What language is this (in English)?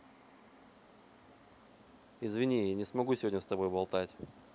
Russian